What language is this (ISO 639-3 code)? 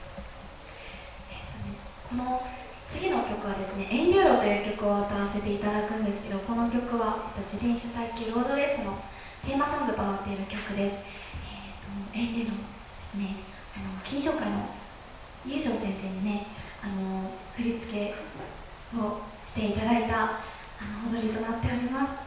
jpn